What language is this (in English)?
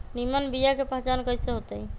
Magahi